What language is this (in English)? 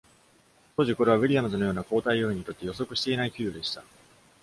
Japanese